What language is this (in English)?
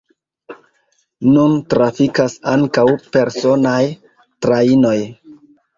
Esperanto